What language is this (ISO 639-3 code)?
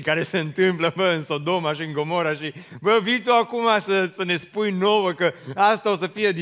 ron